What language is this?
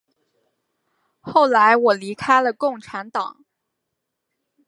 Chinese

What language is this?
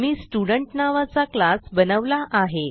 Marathi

